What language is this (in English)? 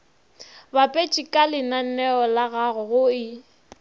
Northern Sotho